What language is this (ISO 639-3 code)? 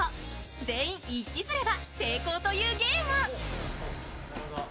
jpn